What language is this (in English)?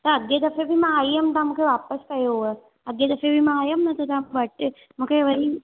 Sindhi